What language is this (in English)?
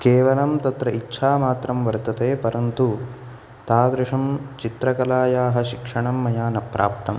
Sanskrit